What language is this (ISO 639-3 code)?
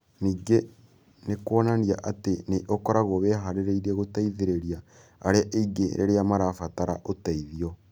kik